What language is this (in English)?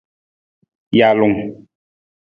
Nawdm